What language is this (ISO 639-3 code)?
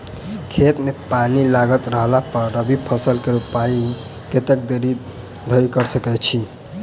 mai